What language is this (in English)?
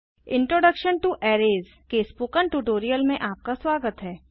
Hindi